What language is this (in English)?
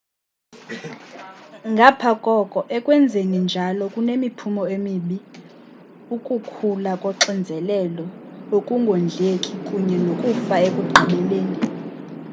Xhosa